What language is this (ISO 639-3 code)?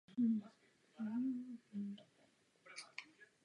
ces